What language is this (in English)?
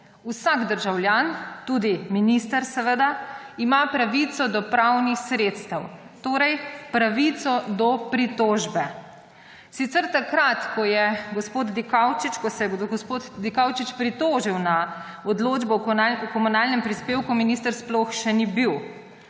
Slovenian